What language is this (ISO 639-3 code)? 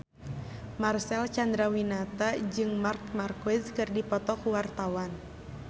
sun